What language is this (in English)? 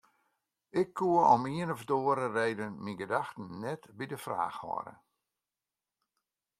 Western Frisian